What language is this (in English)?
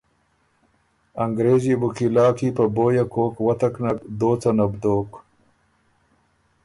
Ormuri